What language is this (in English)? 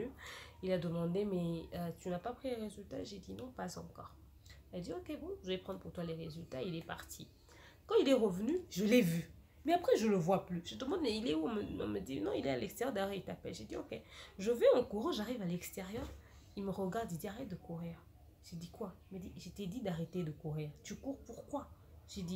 French